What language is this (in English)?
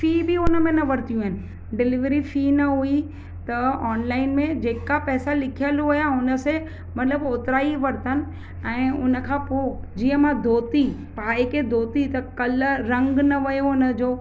Sindhi